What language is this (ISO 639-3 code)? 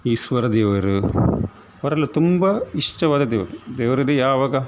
kan